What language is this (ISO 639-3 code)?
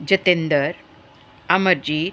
pan